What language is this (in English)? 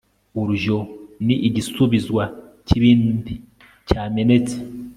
Kinyarwanda